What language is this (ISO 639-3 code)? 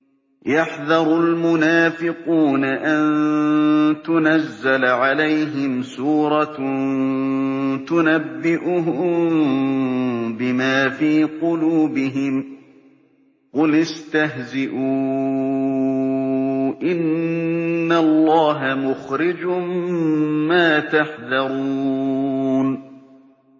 ara